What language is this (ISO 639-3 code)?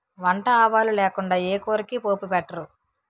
tel